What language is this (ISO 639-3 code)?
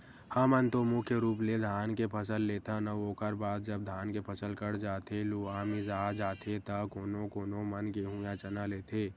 hne